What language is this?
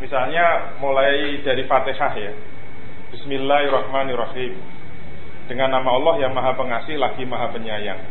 Indonesian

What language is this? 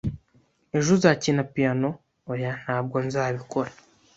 Kinyarwanda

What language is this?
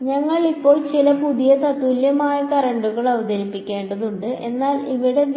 Malayalam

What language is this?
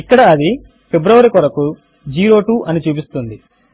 Telugu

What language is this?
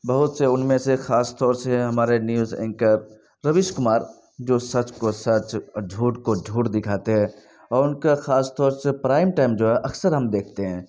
Urdu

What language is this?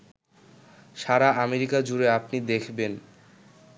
Bangla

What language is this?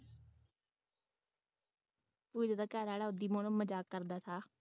Punjabi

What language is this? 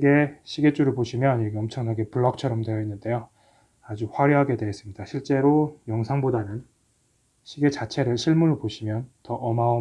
Korean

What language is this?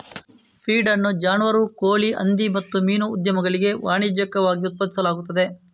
Kannada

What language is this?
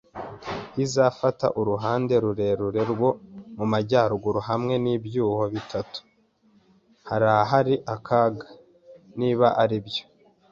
Kinyarwanda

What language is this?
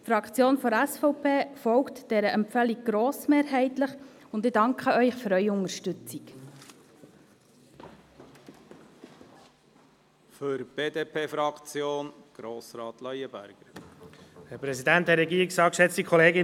Swiss German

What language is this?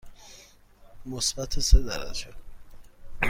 Persian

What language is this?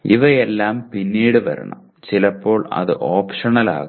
Malayalam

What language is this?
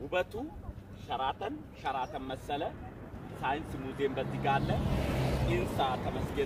Arabic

